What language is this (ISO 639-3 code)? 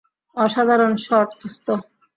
ben